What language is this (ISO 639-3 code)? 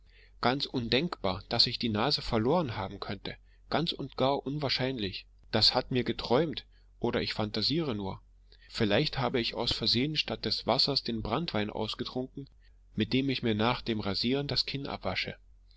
deu